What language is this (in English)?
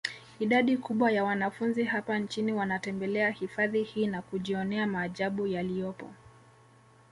Swahili